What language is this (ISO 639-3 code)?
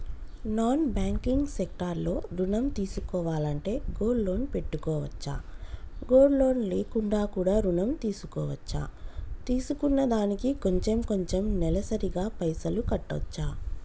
tel